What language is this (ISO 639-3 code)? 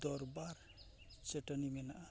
sat